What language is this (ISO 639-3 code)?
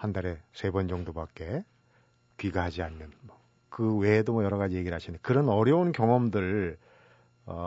kor